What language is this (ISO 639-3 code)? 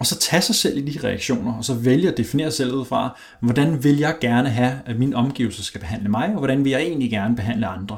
dan